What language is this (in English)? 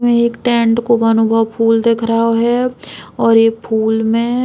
Bundeli